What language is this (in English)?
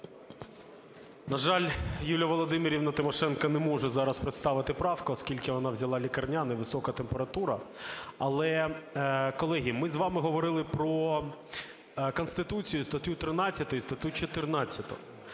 Ukrainian